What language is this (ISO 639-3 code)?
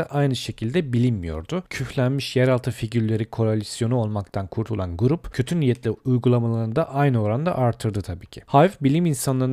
tur